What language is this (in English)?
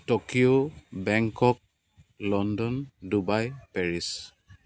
Assamese